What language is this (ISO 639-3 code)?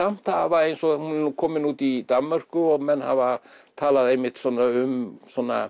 isl